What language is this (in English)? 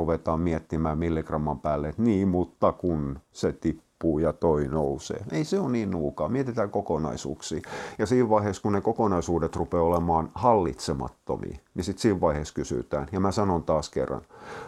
Finnish